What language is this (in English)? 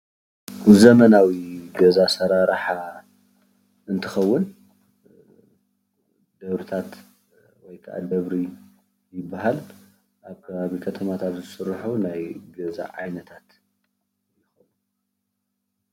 Tigrinya